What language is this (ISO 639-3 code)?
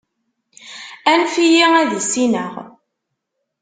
kab